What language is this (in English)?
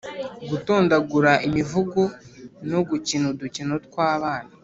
Kinyarwanda